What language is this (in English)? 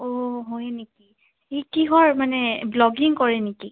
Assamese